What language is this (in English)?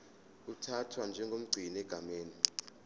Zulu